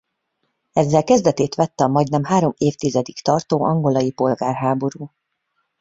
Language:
Hungarian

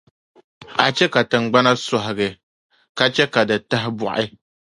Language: Dagbani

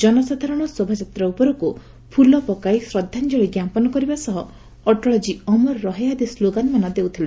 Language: Odia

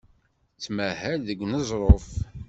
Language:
Kabyle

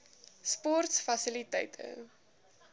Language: Afrikaans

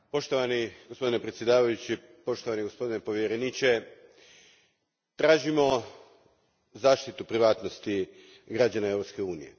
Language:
Croatian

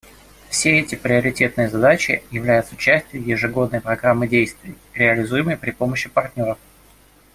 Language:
Russian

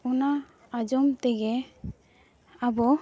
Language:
Santali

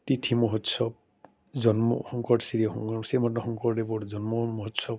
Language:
Assamese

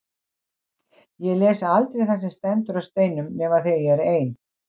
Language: Icelandic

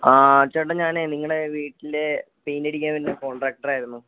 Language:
Malayalam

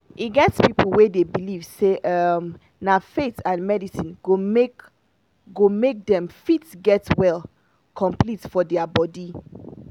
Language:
Nigerian Pidgin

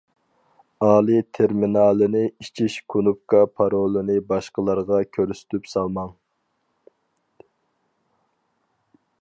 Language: Uyghur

